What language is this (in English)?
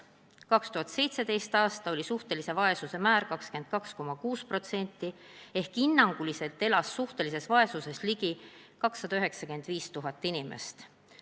Estonian